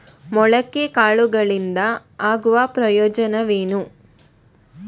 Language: Kannada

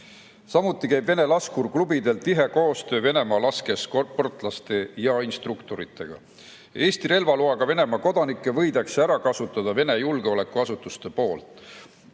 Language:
Estonian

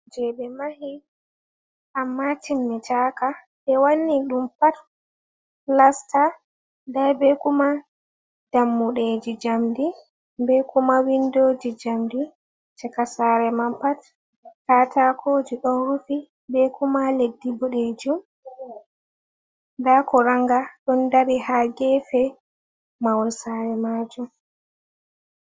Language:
Fula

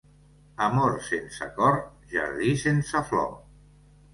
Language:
Catalan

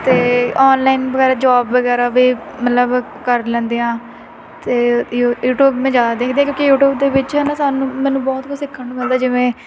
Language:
Punjabi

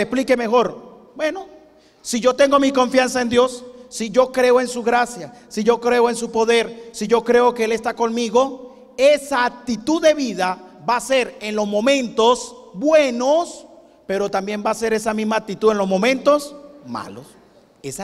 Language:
Spanish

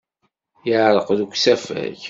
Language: Kabyle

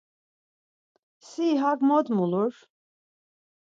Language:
Laz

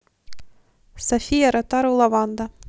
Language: Russian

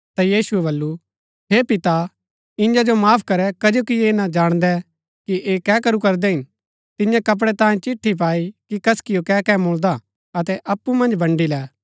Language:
Gaddi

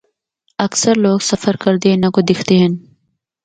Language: Northern Hindko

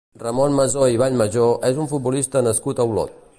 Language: Catalan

